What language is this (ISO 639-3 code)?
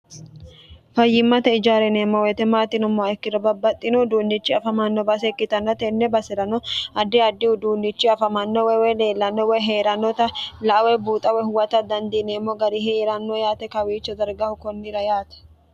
sid